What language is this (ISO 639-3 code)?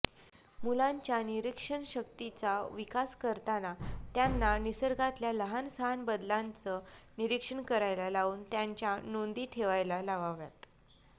mar